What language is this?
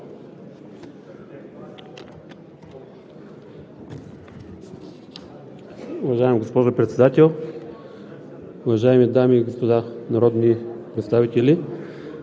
Bulgarian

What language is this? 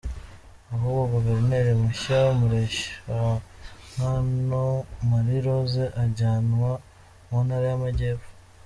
Kinyarwanda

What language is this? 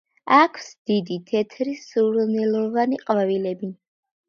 Georgian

